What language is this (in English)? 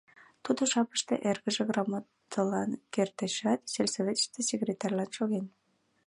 Mari